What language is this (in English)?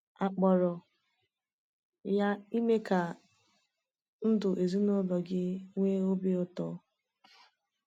Igbo